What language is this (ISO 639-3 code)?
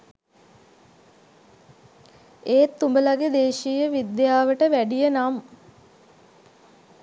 sin